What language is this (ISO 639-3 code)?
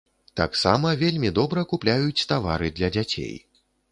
bel